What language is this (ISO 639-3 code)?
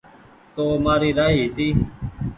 gig